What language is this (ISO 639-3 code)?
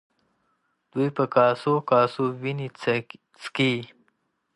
pus